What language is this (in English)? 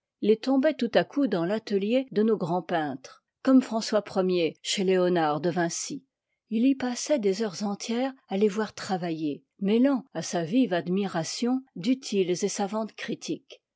French